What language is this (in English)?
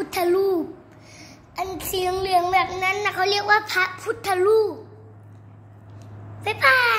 Thai